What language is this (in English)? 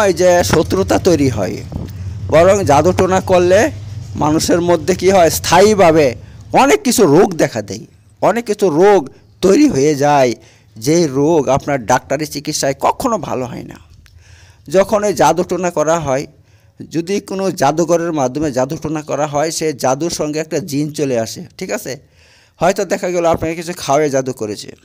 Bangla